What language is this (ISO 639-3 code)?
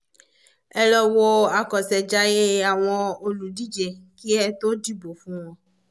yor